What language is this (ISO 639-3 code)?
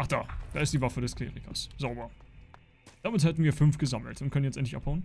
deu